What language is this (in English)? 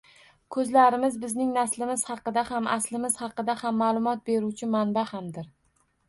Uzbek